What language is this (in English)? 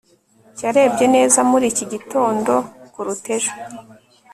Kinyarwanda